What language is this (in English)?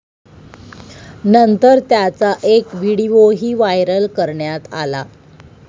Marathi